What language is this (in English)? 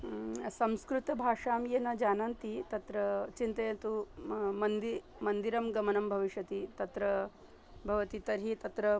Sanskrit